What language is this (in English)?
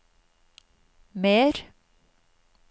Norwegian